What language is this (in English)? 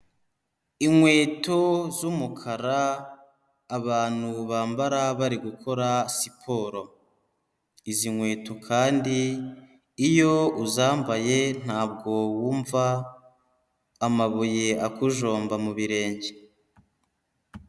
Kinyarwanda